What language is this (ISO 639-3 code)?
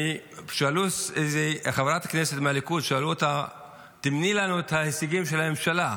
heb